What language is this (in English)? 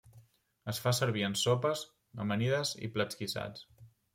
Catalan